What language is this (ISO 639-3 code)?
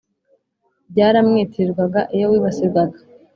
kin